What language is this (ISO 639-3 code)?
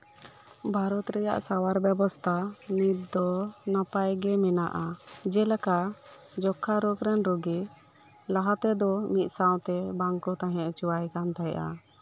sat